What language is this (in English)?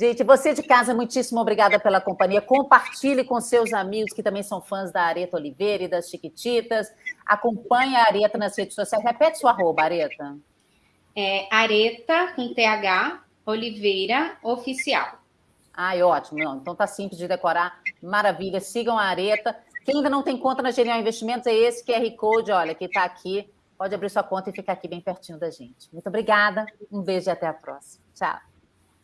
Portuguese